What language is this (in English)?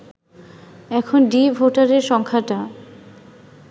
Bangla